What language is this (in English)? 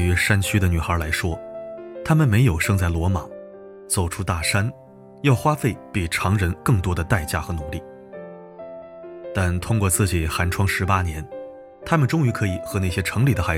Chinese